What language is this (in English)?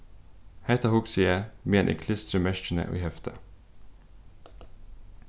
Faroese